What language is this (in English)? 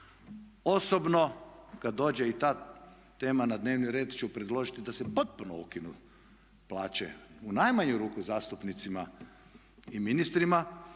Croatian